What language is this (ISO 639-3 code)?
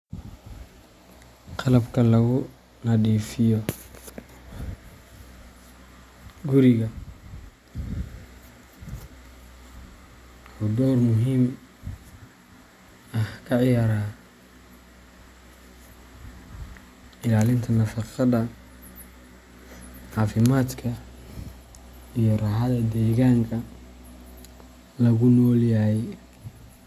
som